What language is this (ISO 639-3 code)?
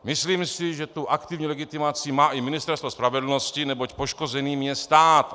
ces